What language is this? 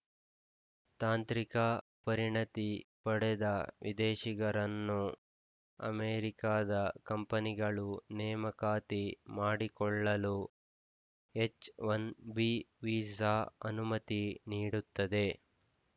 Kannada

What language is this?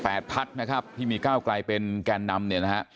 Thai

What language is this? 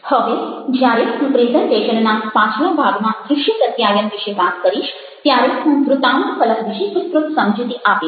Gujarati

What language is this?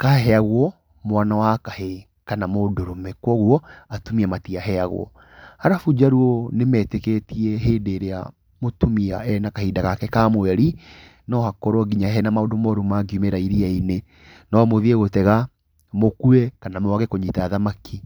Kikuyu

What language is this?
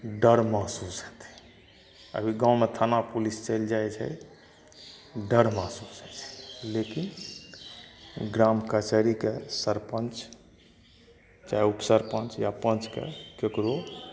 Maithili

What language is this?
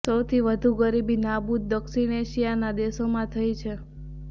Gujarati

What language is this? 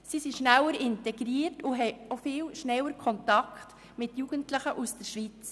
Swiss German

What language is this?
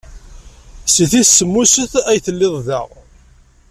Kabyle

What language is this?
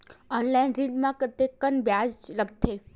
Chhattisgarhi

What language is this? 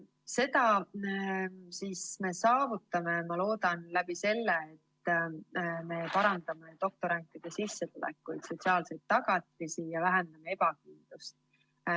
Estonian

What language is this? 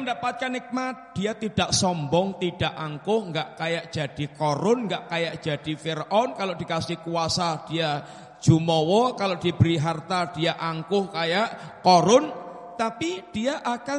Indonesian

